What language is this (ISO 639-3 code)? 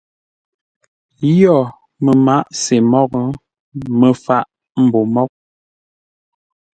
nla